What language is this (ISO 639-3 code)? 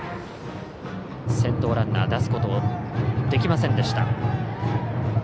jpn